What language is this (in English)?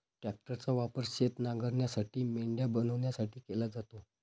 Marathi